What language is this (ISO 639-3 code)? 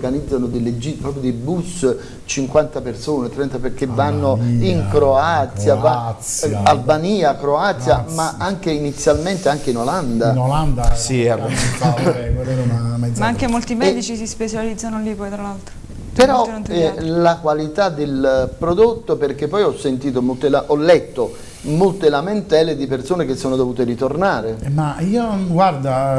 ita